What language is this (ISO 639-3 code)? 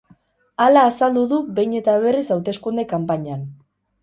eus